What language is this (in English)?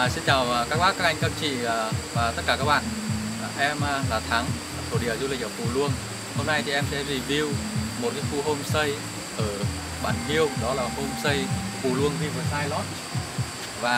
Vietnamese